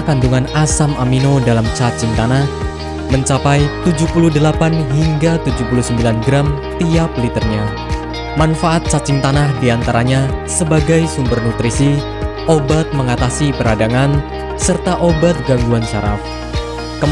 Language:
Indonesian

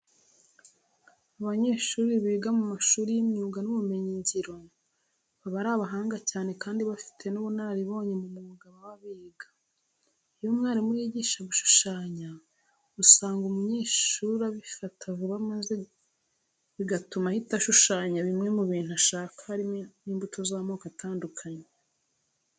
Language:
Kinyarwanda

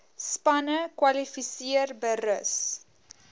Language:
Afrikaans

